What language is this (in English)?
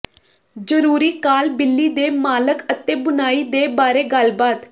Punjabi